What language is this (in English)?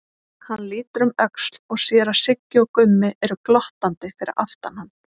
Icelandic